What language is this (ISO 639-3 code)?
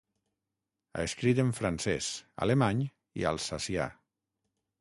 cat